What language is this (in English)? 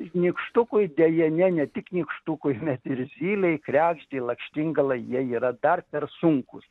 Lithuanian